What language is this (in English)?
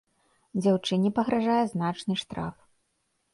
Belarusian